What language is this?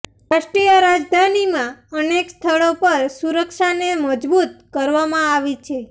Gujarati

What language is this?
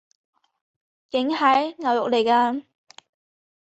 Cantonese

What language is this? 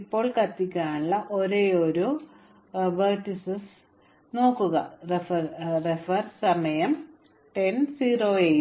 Malayalam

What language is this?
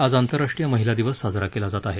Marathi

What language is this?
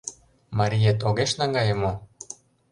Mari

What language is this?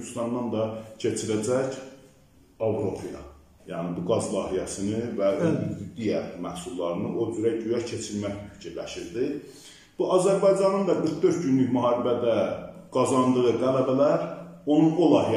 Turkish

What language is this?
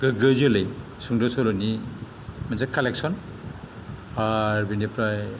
Bodo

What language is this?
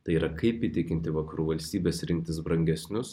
Lithuanian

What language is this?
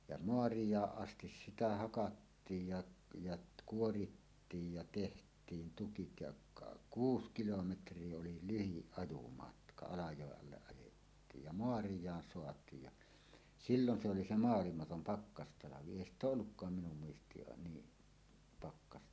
Finnish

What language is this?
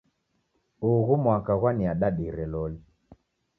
Taita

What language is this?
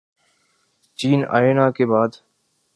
Urdu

